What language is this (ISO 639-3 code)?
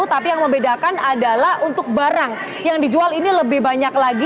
ind